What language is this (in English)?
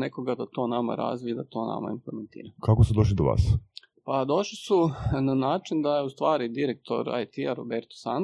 Croatian